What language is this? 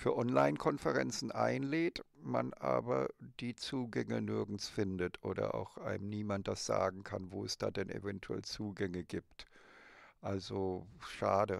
German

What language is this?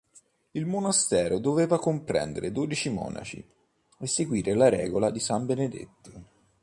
Italian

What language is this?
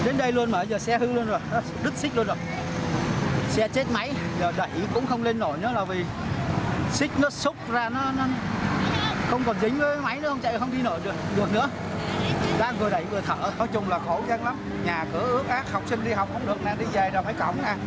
Vietnamese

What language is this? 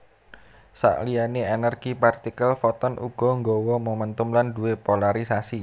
Javanese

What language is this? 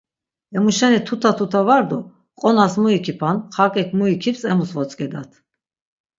Laz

